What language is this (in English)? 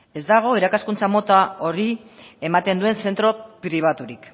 Basque